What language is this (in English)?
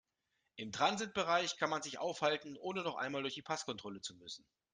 German